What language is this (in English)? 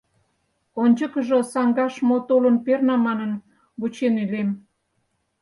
Mari